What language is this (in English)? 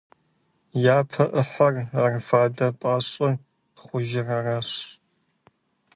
Kabardian